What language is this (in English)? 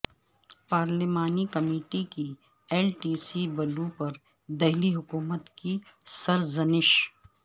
Urdu